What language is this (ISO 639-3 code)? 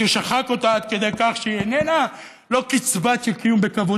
heb